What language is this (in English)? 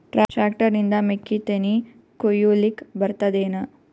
Kannada